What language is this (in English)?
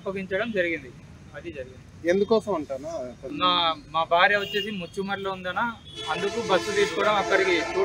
Telugu